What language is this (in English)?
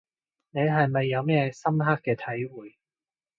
Cantonese